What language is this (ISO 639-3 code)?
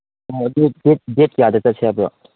mni